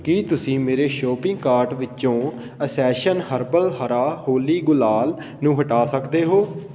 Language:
Punjabi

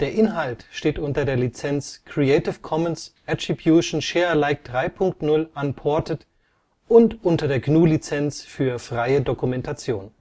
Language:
German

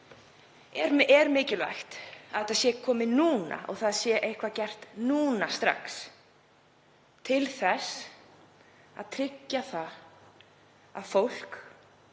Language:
Icelandic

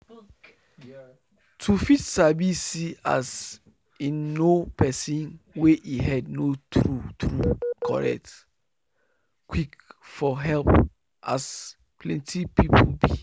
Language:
Nigerian Pidgin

